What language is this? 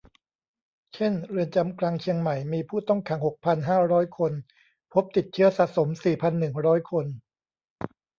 Thai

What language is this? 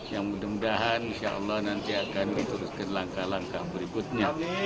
Indonesian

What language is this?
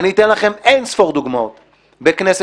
Hebrew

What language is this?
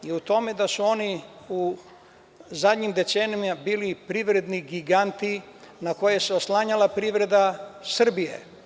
Serbian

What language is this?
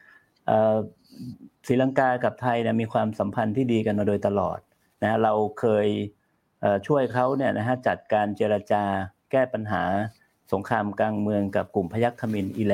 Thai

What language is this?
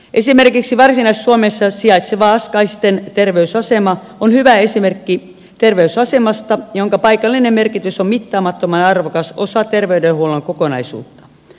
Finnish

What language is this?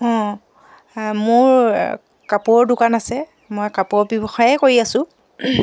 Assamese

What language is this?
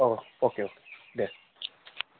Bodo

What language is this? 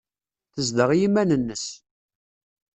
Kabyle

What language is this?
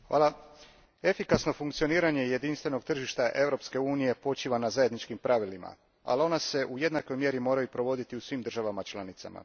Croatian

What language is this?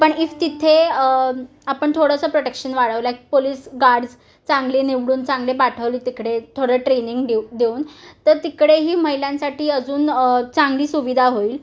Marathi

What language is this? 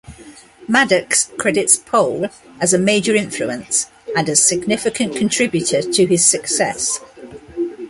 English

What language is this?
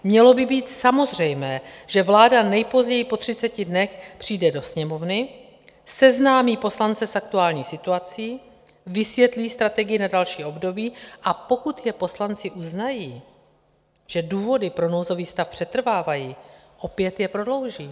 Czech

